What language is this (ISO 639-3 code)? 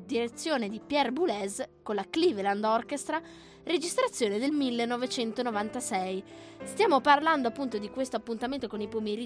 ita